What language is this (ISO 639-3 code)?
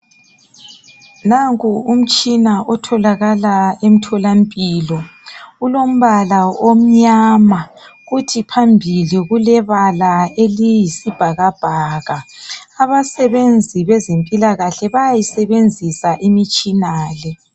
nde